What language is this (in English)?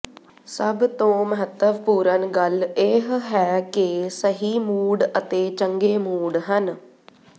Punjabi